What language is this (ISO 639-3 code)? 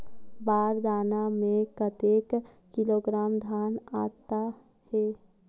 hne